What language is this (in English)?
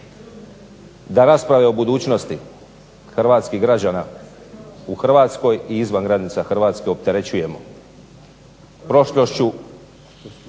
Croatian